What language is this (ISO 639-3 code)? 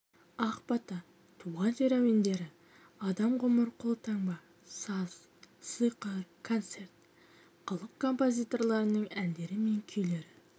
kaz